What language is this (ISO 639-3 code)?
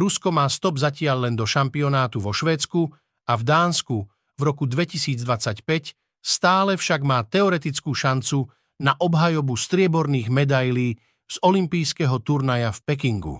slk